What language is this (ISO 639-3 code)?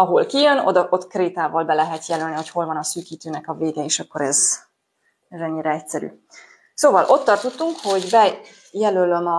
hun